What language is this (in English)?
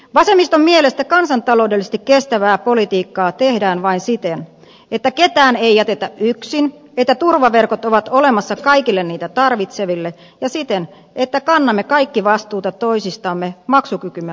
Finnish